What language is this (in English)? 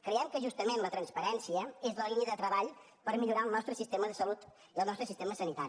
Catalan